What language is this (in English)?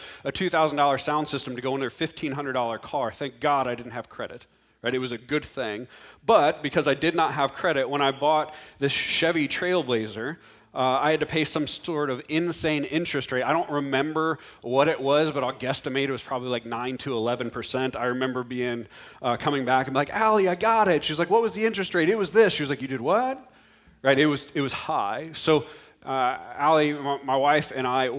English